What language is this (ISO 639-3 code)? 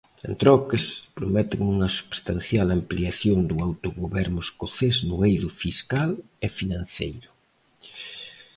glg